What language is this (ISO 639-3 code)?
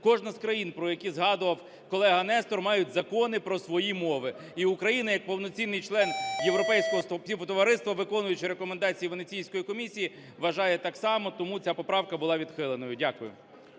ukr